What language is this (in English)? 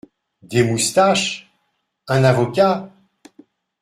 French